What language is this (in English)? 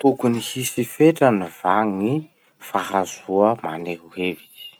Masikoro Malagasy